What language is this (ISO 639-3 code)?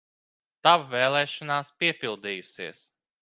lav